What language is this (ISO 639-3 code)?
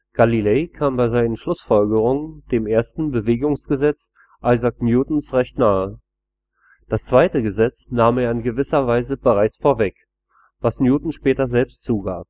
deu